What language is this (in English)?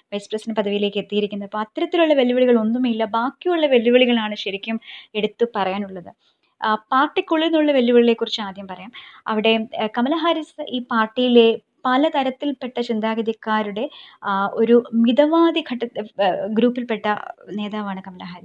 Malayalam